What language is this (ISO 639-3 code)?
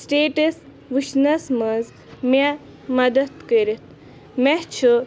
kas